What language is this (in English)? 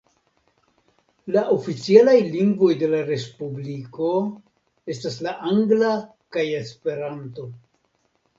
Esperanto